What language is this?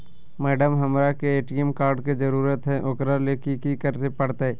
Magahi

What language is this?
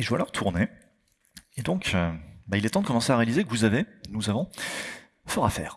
French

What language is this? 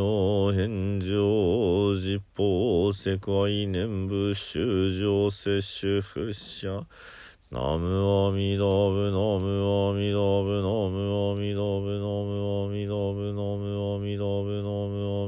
Japanese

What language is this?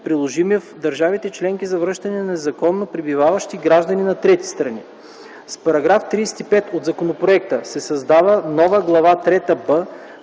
Bulgarian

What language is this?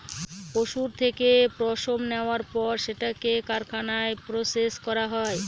Bangla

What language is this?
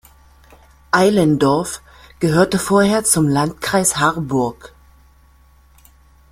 German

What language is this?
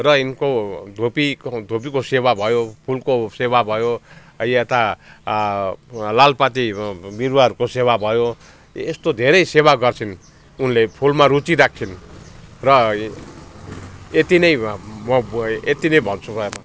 Nepali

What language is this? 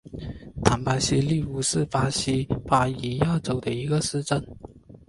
Chinese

